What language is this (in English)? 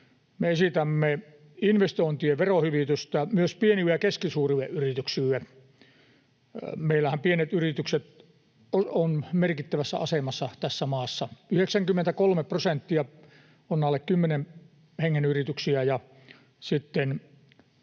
Finnish